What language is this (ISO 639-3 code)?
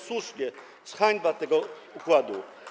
pol